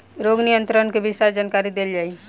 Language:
Bhojpuri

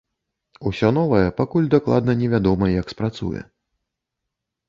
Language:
Belarusian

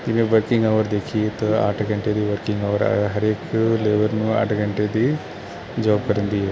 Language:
Punjabi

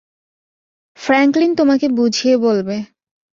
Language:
Bangla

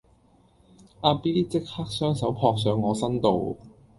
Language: Cantonese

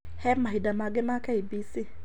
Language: Kikuyu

